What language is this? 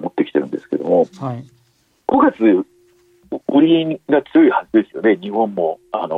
Japanese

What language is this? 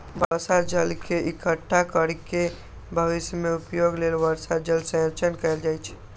Maithili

